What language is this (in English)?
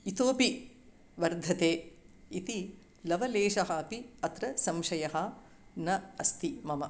Sanskrit